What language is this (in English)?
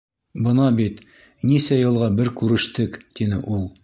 Bashkir